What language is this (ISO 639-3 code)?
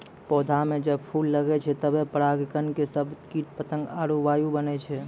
mai